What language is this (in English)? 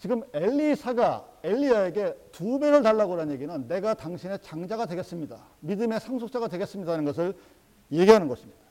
Korean